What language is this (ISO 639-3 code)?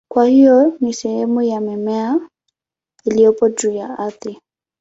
swa